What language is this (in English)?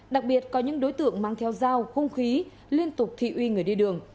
Vietnamese